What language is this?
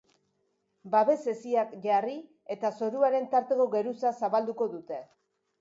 Basque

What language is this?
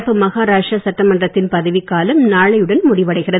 Tamil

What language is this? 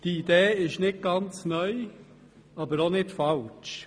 Swiss German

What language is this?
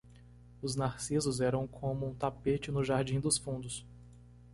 Portuguese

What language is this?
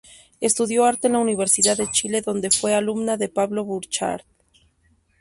Spanish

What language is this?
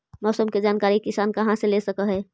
Magahi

